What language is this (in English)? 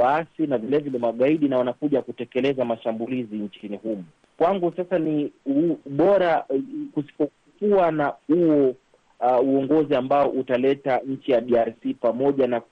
Swahili